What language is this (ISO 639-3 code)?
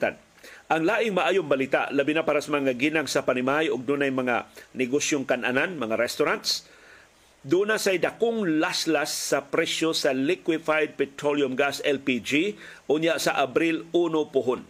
fil